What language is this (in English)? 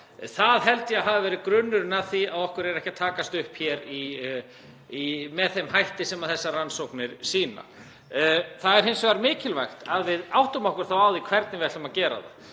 Icelandic